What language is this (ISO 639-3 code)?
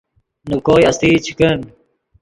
ydg